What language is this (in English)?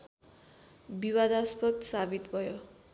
Nepali